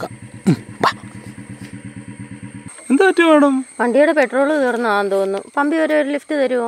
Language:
Malayalam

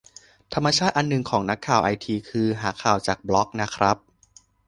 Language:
Thai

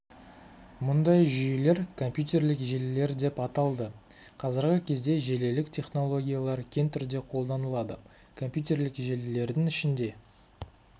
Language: Kazakh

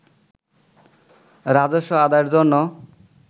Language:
Bangla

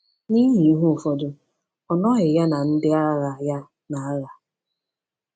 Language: Igbo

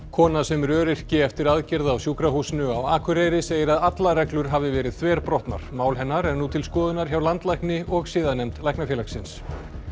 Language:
Icelandic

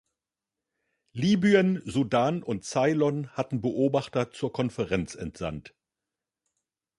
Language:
German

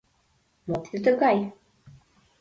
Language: Mari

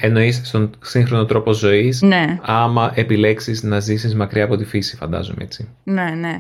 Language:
Greek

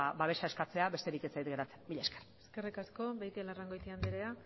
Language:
Basque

